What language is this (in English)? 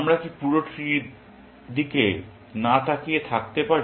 Bangla